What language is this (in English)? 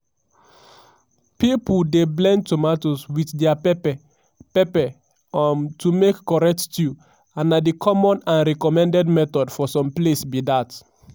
Nigerian Pidgin